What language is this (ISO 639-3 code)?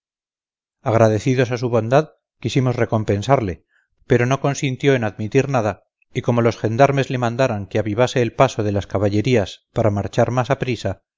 spa